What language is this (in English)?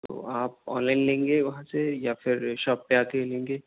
Urdu